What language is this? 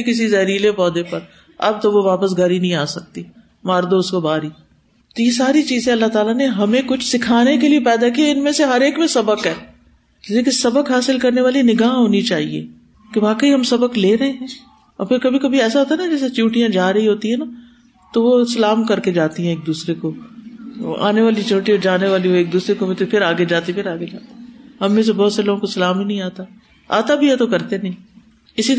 Urdu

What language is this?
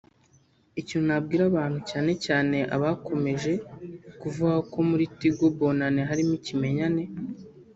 Kinyarwanda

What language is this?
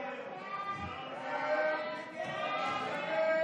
Hebrew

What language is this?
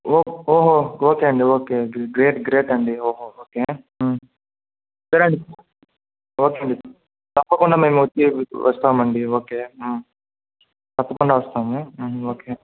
Telugu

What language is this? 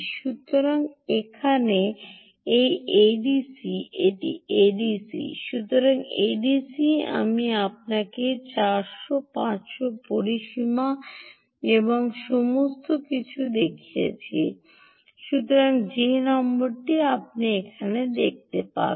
Bangla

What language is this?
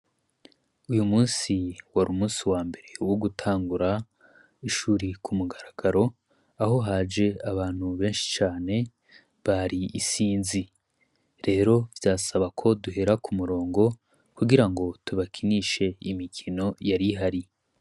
Rundi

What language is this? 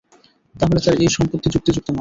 Bangla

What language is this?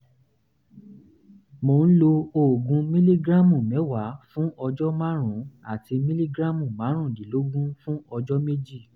Yoruba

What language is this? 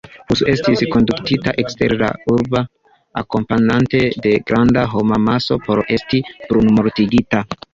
Esperanto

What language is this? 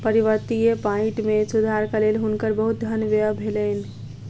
Maithili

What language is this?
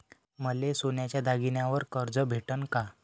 Marathi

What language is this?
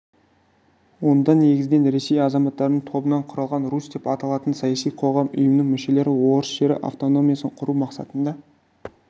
Kazakh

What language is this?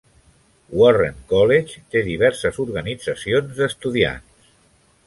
Catalan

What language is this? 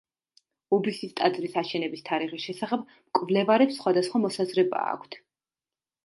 Georgian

